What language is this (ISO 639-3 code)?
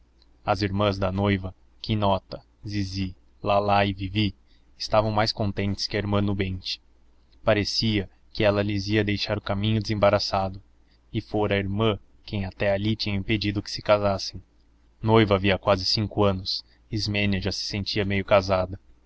por